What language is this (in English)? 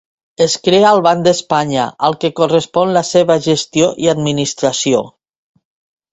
Catalan